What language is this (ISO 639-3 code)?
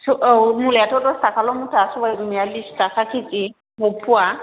brx